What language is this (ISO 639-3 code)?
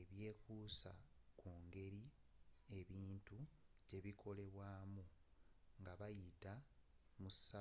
lug